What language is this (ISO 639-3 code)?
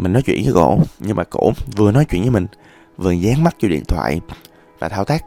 vie